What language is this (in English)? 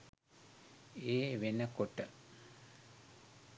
Sinhala